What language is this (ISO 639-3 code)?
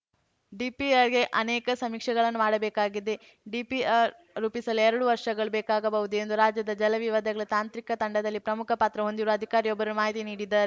kan